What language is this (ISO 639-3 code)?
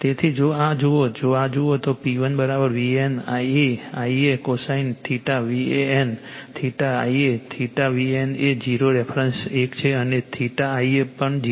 guj